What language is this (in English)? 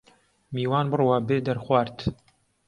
Central Kurdish